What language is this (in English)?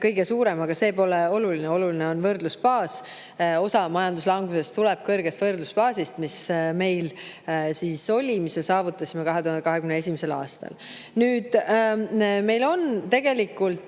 Estonian